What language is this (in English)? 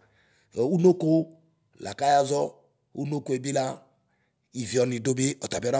Ikposo